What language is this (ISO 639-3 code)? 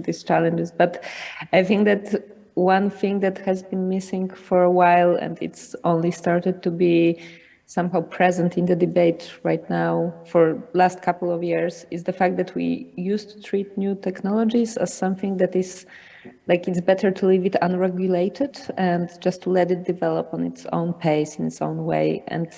eng